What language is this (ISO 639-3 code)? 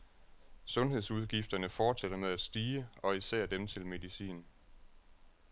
dan